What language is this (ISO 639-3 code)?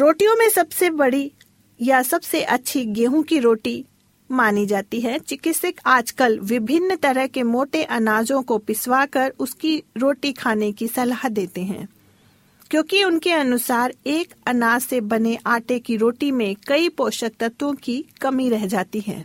hin